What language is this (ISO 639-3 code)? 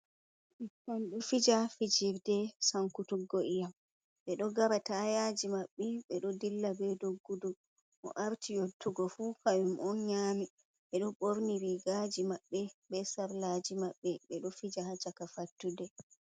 ful